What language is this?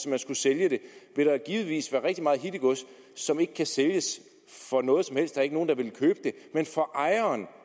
Danish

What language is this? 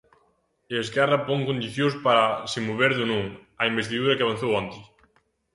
Galician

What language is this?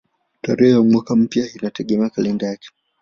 Swahili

